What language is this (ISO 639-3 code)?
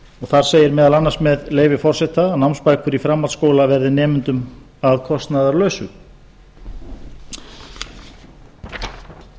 isl